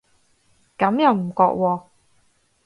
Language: Cantonese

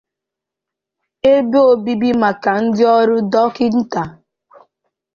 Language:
Igbo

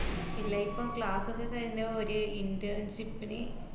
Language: Malayalam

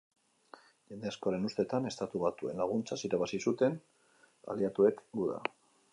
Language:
Basque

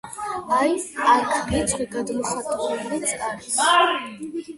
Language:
Georgian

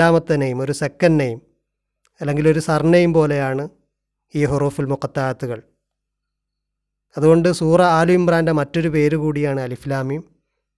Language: Malayalam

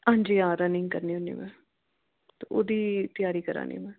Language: Dogri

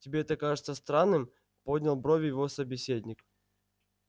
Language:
Russian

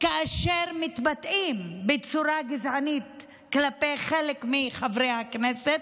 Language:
Hebrew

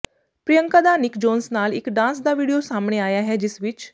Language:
Punjabi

